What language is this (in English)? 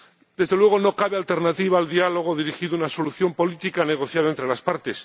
Spanish